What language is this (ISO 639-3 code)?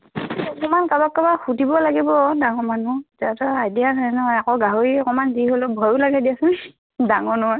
asm